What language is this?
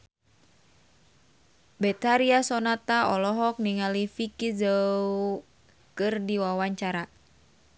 Sundanese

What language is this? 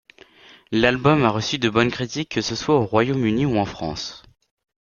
French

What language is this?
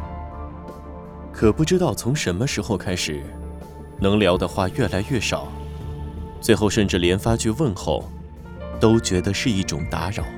Chinese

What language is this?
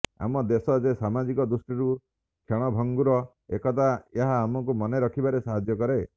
Odia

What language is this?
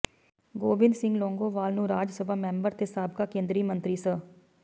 Punjabi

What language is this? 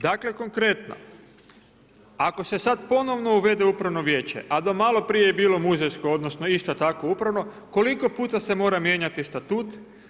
Croatian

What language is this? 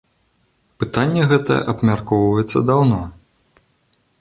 Belarusian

